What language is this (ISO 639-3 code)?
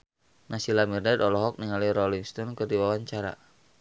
sun